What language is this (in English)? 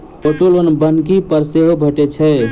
Maithili